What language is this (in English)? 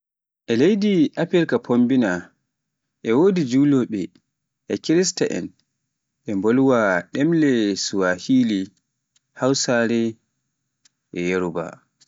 Pular